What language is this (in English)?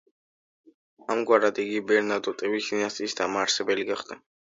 Georgian